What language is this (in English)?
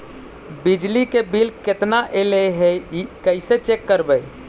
Magahi